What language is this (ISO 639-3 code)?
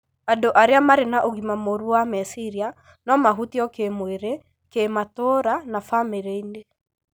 kik